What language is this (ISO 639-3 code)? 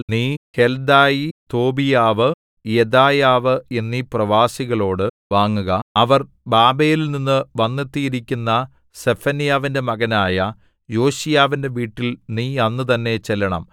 mal